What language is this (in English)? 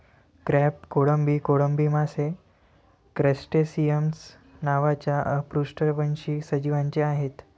Marathi